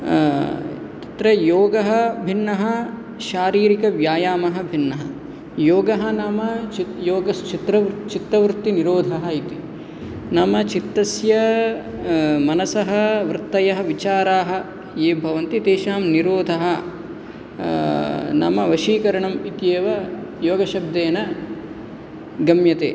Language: Sanskrit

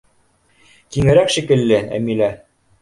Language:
Bashkir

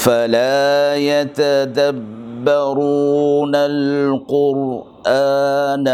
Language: Urdu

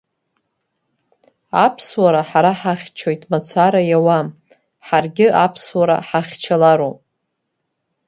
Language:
Abkhazian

